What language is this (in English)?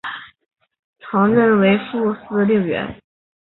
Chinese